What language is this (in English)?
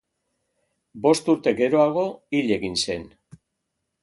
Basque